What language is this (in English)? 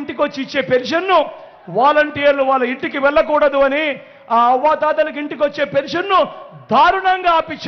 Telugu